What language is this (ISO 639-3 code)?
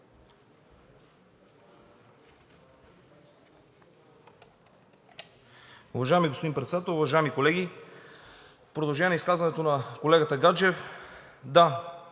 bul